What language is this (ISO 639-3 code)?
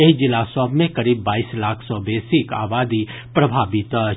mai